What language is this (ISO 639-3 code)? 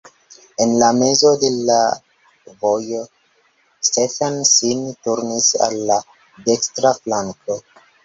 epo